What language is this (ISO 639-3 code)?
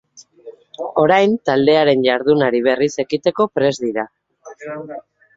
eus